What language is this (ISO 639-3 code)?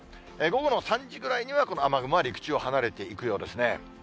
jpn